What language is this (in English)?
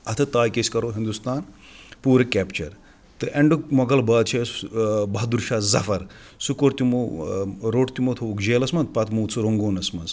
Kashmiri